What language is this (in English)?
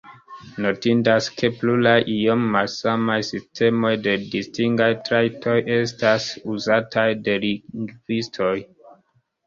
Esperanto